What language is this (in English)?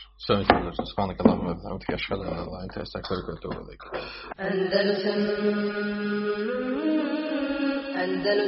Croatian